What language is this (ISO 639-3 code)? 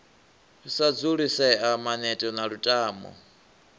ven